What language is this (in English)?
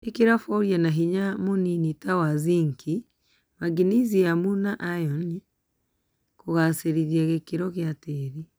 Kikuyu